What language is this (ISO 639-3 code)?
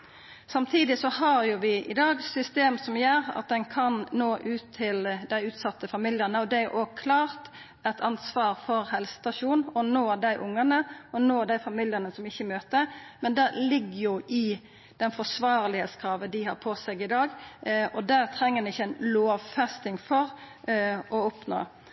nno